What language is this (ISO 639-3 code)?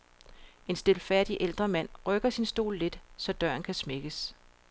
dan